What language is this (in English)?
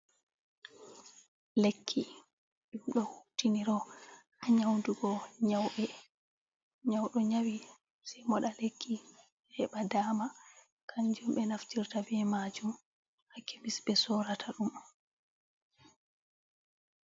Fula